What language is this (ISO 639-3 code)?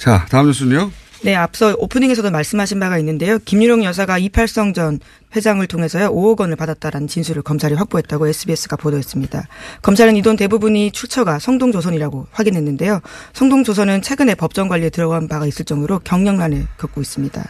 kor